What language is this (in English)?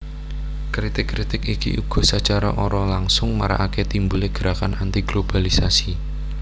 Javanese